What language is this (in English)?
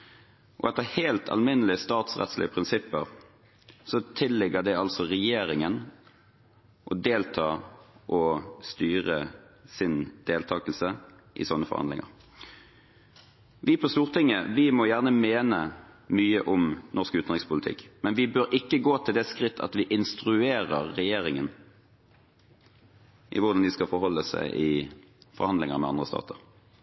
Norwegian Bokmål